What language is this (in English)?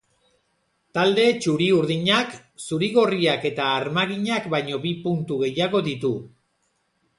Basque